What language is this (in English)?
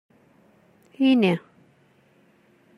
Kabyle